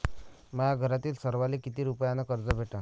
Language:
Marathi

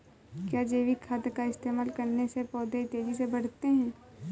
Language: Hindi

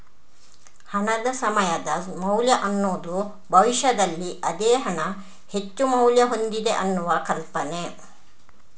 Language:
Kannada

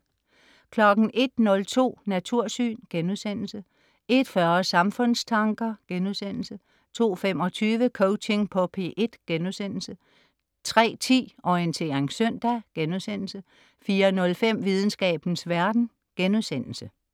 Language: Danish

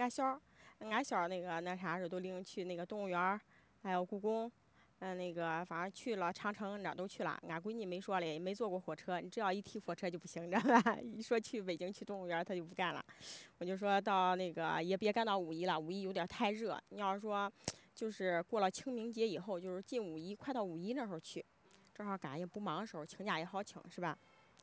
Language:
Chinese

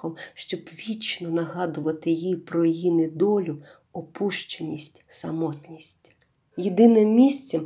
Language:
Ukrainian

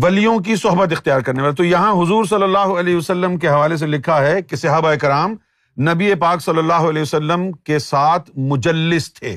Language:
Urdu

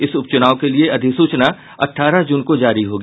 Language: Hindi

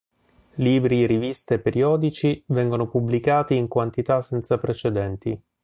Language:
Italian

